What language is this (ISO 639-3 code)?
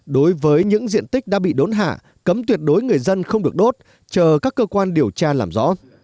vie